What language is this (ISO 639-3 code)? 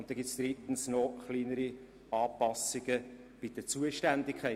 gsw